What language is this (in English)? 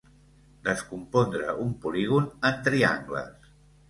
Catalan